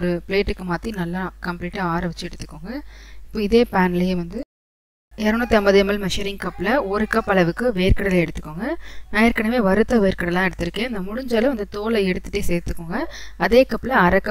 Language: Tamil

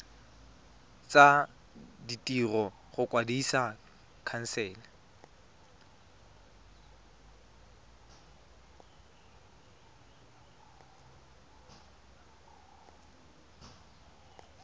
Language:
Tswana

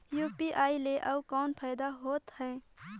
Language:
Chhattisgarhi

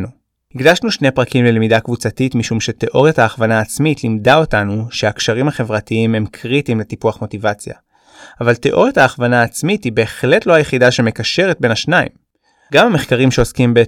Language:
Hebrew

